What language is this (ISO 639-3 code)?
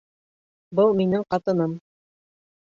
bak